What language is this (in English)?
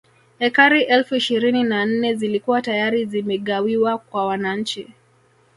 Swahili